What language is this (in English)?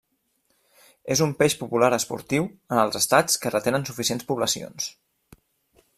Catalan